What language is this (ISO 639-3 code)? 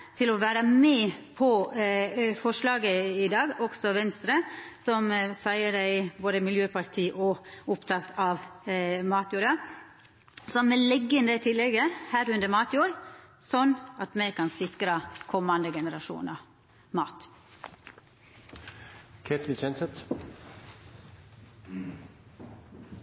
nno